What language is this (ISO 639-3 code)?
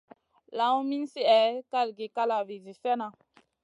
mcn